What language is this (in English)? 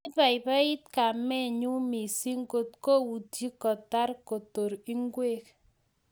Kalenjin